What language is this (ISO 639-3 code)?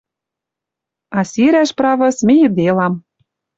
mrj